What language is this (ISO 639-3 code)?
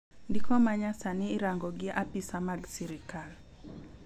luo